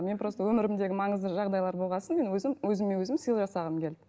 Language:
Kazakh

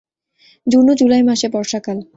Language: Bangla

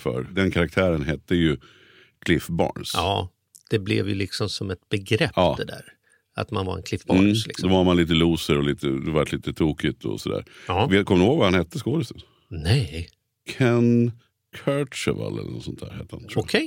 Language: Swedish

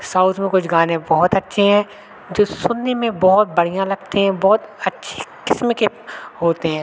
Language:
Hindi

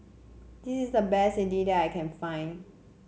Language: English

